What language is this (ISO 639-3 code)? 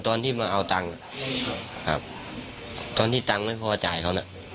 tha